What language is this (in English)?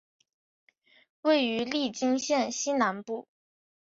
Chinese